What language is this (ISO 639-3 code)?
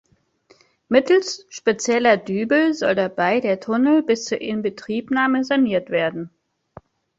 deu